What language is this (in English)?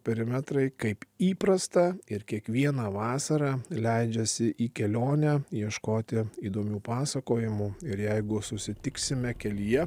Lithuanian